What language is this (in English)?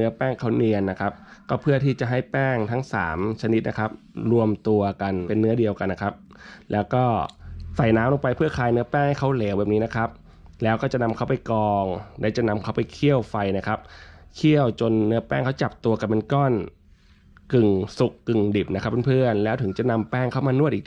Thai